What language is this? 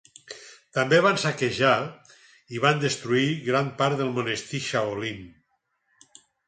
Catalan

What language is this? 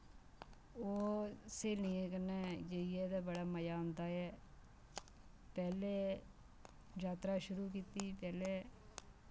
Dogri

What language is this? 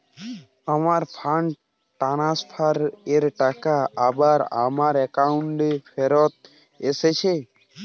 Bangla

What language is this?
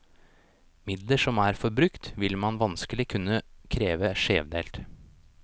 Norwegian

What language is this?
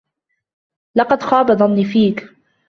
Arabic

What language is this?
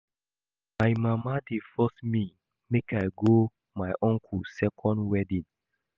Nigerian Pidgin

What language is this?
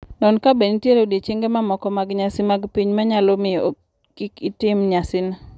Luo (Kenya and Tanzania)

